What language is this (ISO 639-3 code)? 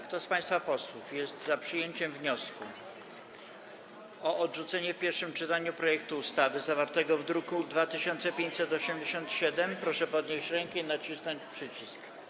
pol